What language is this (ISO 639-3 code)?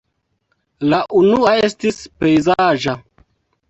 epo